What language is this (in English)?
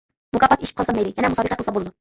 Uyghur